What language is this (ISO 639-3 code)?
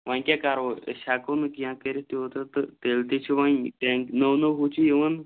kas